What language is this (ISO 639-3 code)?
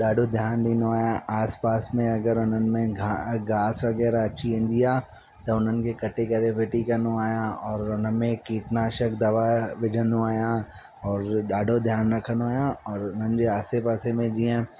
snd